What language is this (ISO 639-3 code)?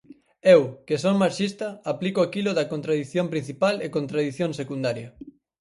glg